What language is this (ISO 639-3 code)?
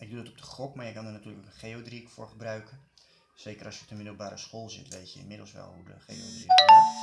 nld